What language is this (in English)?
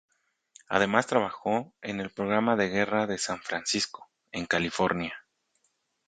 Spanish